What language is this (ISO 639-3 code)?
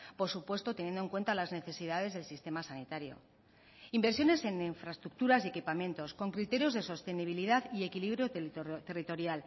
spa